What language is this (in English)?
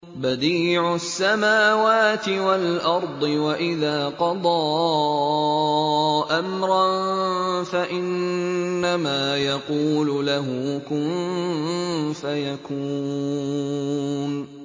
Arabic